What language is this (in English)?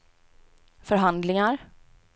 Swedish